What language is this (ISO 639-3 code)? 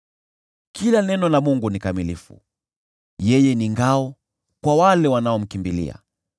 swa